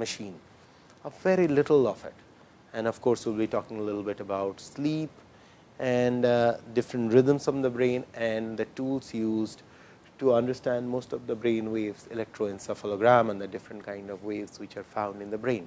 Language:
English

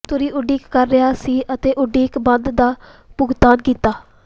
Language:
Punjabi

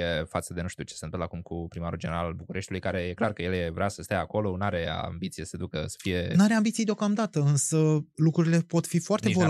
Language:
Romanian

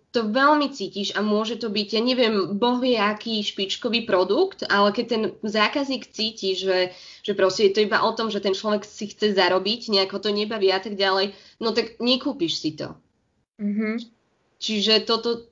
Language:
Slovak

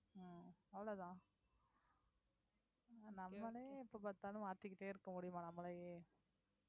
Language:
Tamil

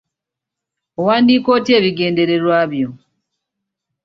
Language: Ganda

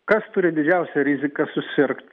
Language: Lithuanian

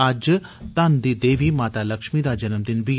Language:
Dogri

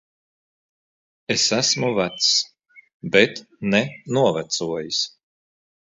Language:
Latvian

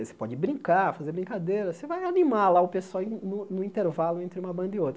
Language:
Portuguese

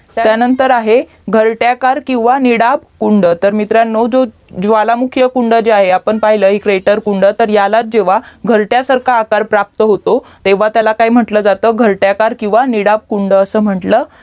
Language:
Marathi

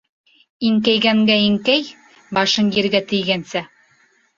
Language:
Bashkir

